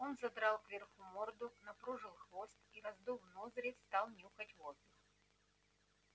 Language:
Russian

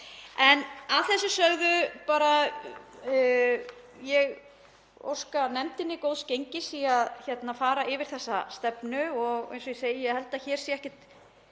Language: Icelandic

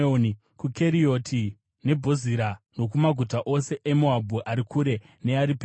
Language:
Shona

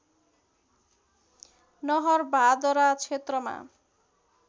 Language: Nepali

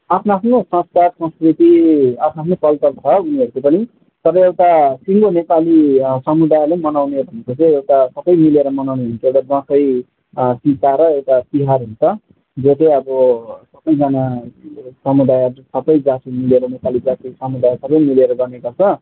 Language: Nepali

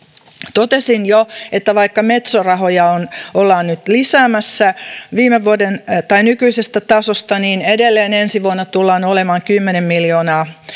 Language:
Finnish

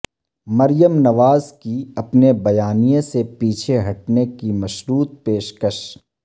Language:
Urdu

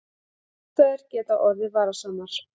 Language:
Icelandic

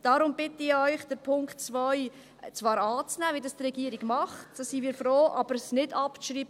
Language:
Swiss German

